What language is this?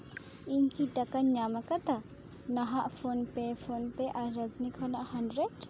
Santali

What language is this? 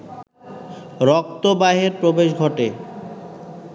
Bangla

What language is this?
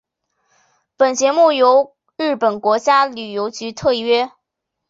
Chinese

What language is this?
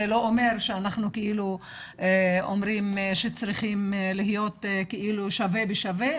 Hebrew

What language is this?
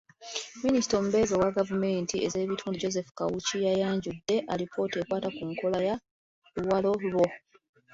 Ganda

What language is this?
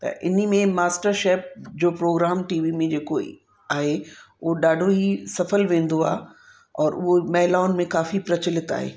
Sindhi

